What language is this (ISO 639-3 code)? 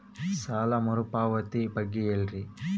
kan